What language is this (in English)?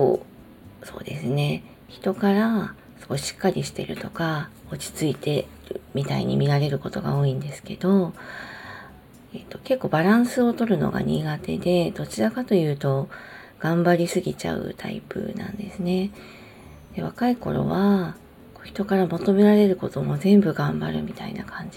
Japanese